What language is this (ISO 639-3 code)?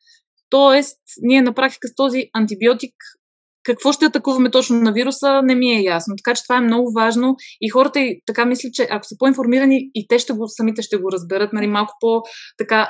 bul